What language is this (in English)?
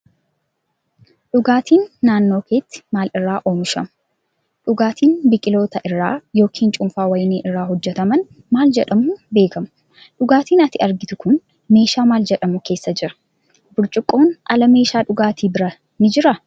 Oromo